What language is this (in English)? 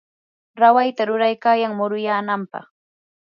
Yanahuanca Pasco Quechua